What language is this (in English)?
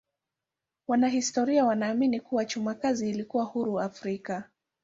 Swahili